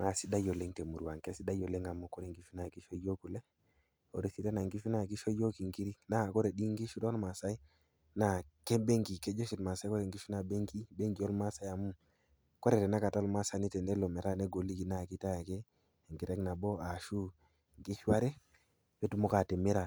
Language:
Masai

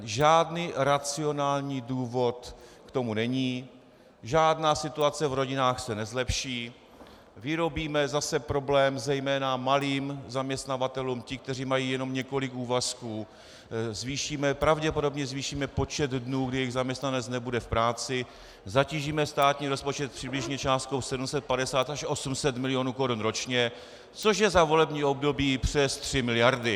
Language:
Czech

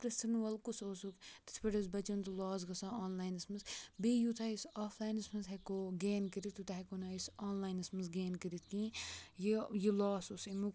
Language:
Kashmiri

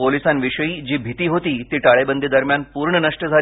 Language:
Marathi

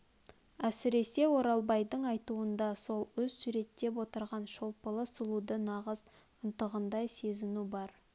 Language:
Kazakh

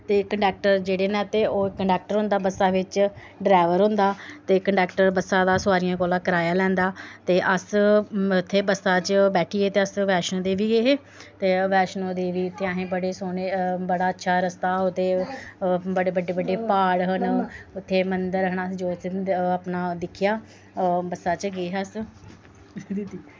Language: Dogri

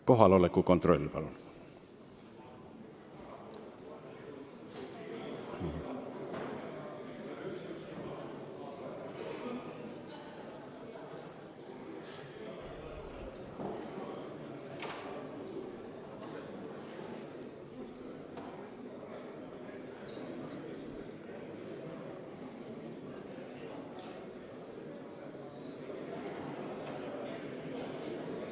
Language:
Estonian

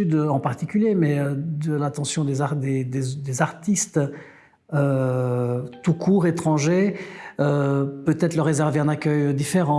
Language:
French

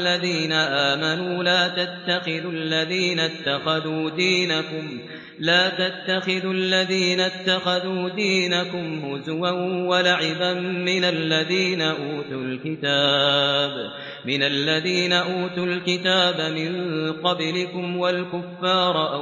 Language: Arabic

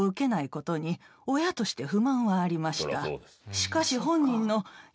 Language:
Japanese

